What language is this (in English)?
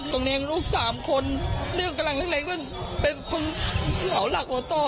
Thai